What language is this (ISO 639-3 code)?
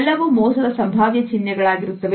kan